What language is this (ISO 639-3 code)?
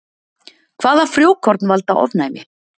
isl